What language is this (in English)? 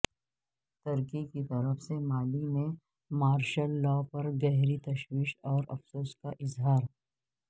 Urdu